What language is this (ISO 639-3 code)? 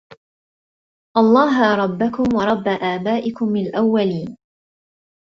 ara